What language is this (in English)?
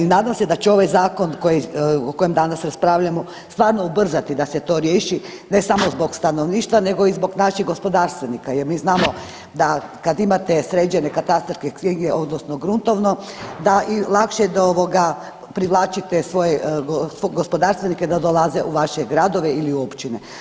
Croatian